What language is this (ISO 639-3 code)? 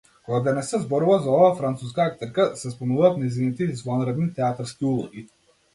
mkd